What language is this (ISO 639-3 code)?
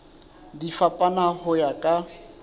sot